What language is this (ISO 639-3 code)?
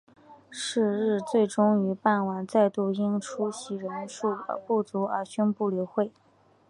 zho